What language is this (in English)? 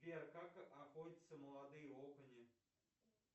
Russian